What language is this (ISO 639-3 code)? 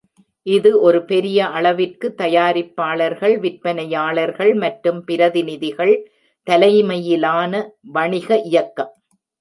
tam